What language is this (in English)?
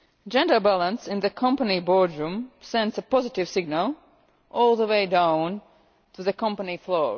English